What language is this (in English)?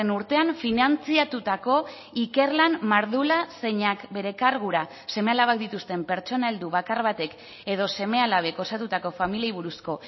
Basque